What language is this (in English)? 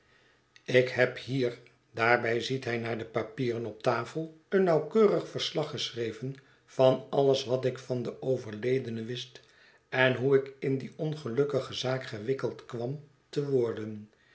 Dutch